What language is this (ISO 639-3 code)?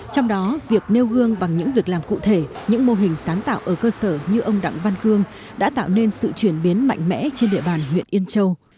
vie